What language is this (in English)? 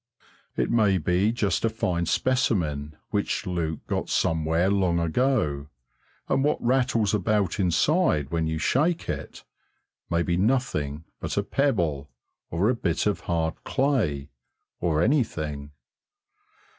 English